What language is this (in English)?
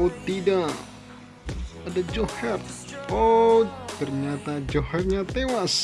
Indonesian